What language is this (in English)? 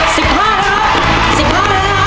Thai